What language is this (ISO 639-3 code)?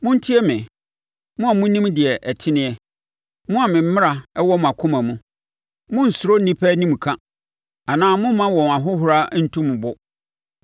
aka